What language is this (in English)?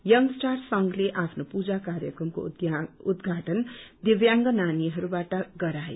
Nepali